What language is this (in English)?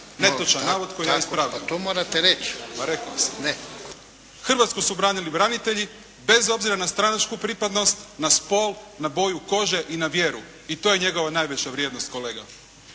Croatian